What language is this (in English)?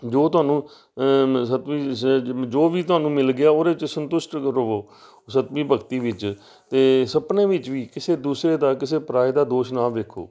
Punjabi